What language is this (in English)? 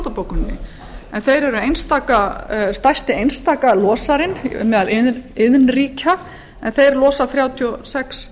Icelandic